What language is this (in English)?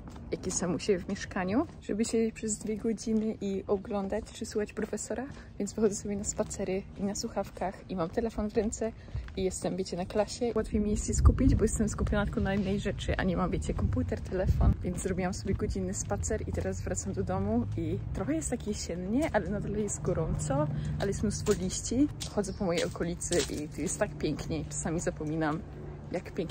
Polish